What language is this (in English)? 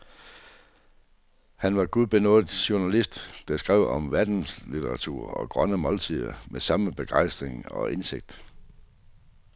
Danish